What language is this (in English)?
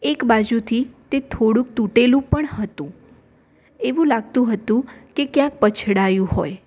Gujarati